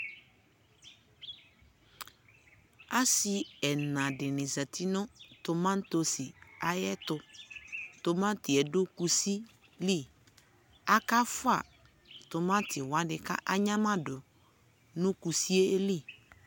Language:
Ikposo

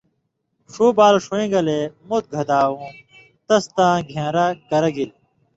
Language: Indus Kohistani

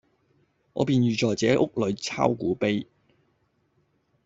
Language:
Cantonese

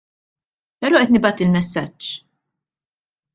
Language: Maltese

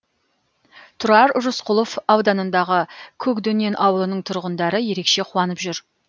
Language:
Kazakh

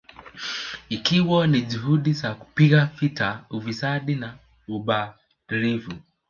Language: Swahili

